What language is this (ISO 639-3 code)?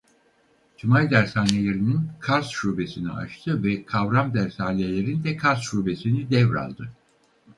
tur